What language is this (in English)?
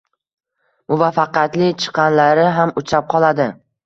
Uzbek